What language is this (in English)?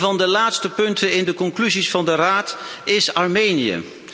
Dutch